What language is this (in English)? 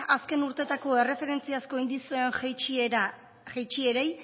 Basque